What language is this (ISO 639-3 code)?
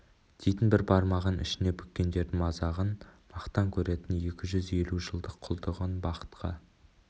kaz